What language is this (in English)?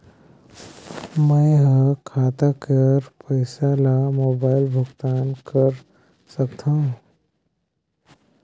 Chhattisgarhi